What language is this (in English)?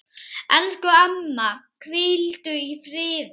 Icelandic